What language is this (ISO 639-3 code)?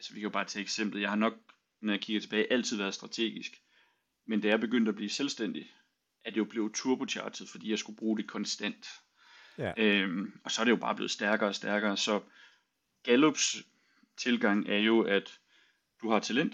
dan